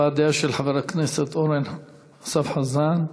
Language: Hebrew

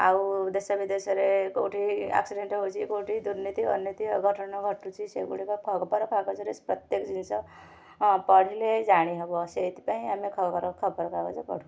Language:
Odia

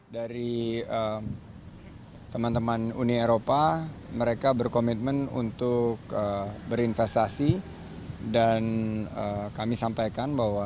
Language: Indonesian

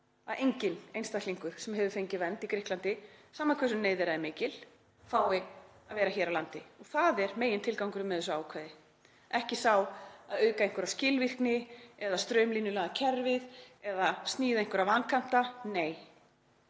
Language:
Icelandic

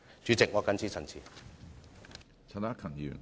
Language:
Cantonese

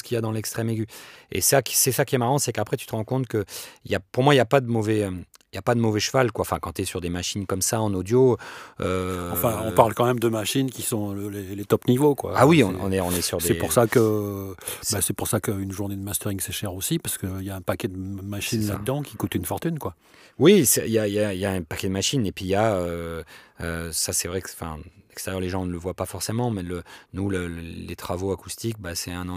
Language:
French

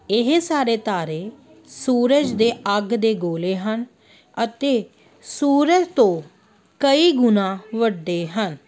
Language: Punjabi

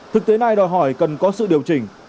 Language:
Vietnamese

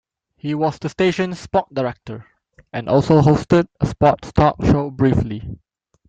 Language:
English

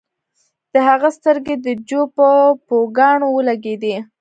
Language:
Pashto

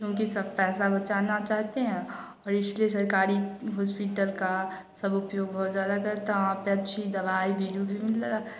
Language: Hindi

